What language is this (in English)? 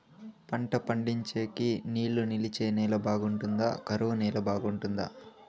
Telugu